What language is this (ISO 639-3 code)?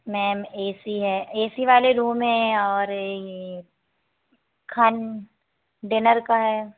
hin